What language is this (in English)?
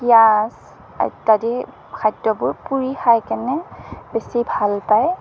Assamese